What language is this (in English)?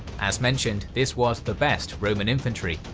English